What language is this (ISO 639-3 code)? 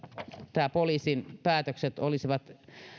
fin